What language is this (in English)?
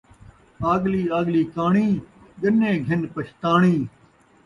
Saraiki